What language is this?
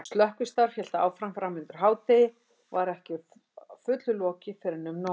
Icelandic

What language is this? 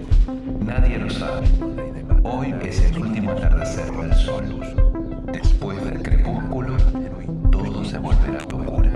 Spanish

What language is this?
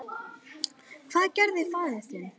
Icelandic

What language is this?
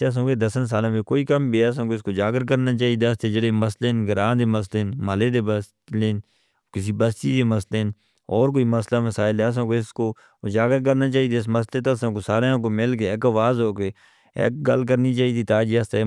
Northern Hindko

